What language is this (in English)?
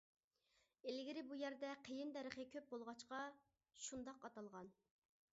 Uyghur